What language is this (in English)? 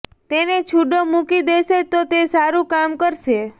Gujarati